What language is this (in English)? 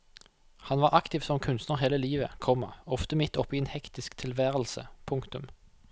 Norwegian